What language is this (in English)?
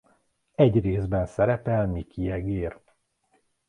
Hungarian